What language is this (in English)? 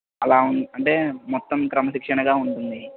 Telugu